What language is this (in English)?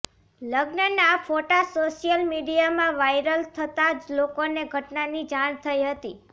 Gujarati